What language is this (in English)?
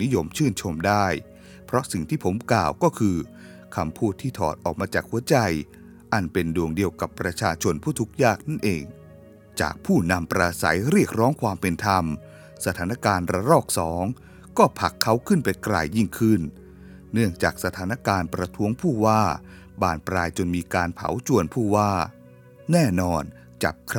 Thai